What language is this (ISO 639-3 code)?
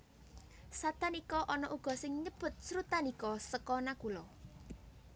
jav